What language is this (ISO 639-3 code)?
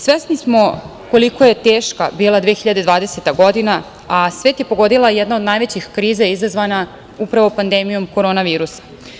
srp